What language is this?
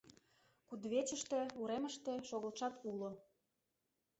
Mari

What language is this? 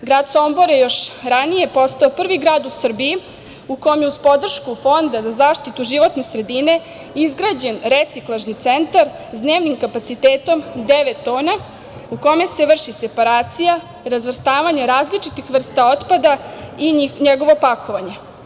Serbian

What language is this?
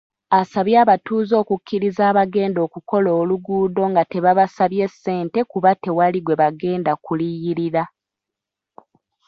Ganda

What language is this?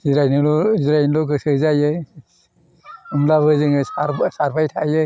Bodo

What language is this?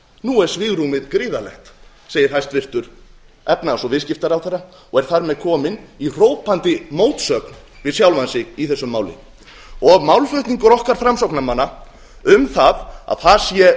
Icelandic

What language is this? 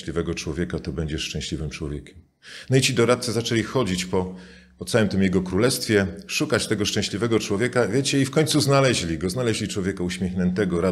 Polish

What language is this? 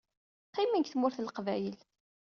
Kabyle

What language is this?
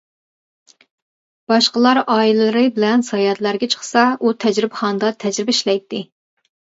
Uyghur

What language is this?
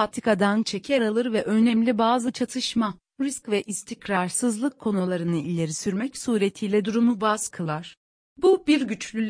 Turkish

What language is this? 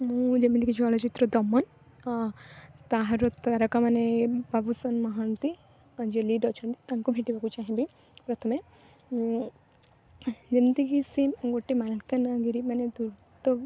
Odia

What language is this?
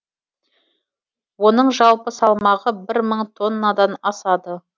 Kazakh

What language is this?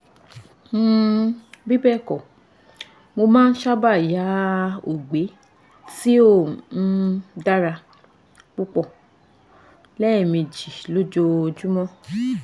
Yoruba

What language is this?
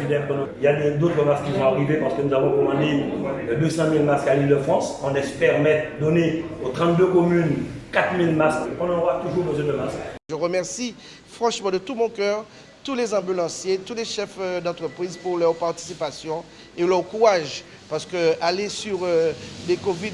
French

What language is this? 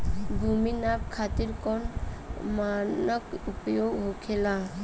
Bhojpuri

